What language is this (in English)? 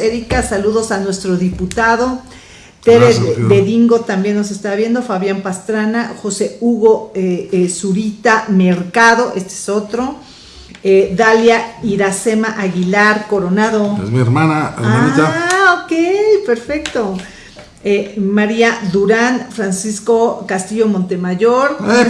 Spanish